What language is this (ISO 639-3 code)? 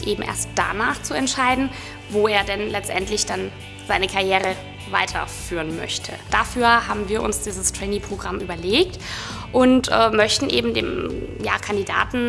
deu